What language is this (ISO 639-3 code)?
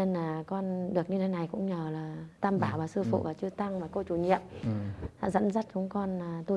vie